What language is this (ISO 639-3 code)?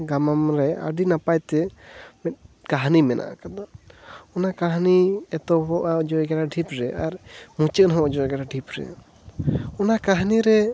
sat